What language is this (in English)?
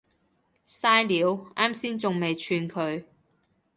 Cantonese